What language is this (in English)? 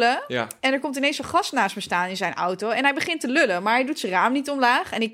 Dutch